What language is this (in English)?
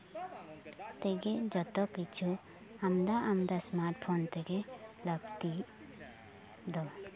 Santali